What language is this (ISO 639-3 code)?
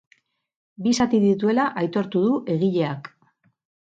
eus